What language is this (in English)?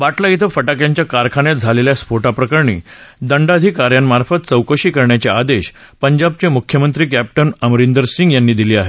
Marathi